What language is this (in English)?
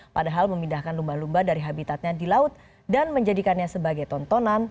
Indonesian